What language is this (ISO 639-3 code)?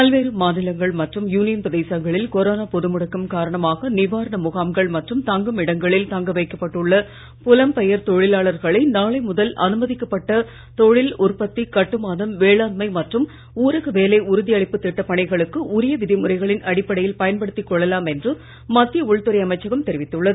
tam